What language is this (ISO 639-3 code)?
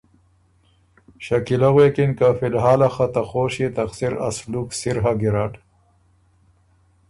oru